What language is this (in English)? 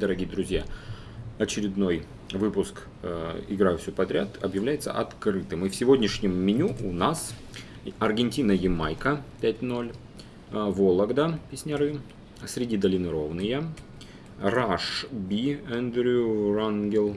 Russian